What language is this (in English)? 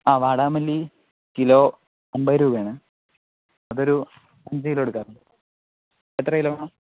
Malayalam